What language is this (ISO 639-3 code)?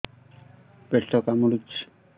ori